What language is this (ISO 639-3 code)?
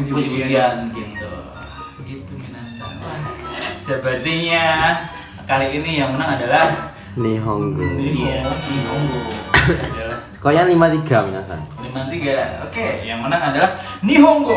ind